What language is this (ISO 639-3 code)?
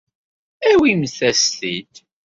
kab